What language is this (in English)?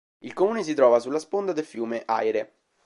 Italian